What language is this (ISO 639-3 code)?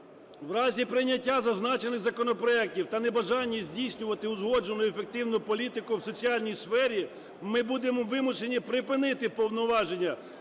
ukr